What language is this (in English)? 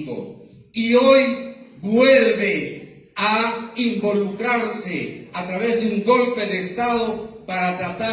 Spanish